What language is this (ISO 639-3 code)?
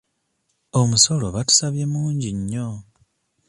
lug